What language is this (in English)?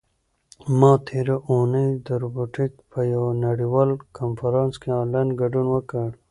Pashto